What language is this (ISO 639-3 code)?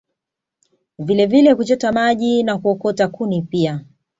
swa